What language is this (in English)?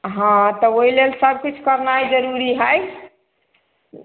Maithili